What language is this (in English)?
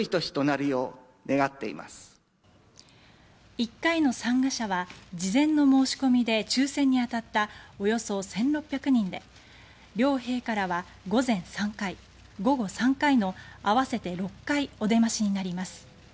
Japanese